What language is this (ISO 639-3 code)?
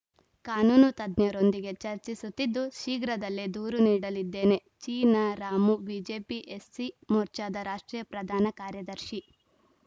kan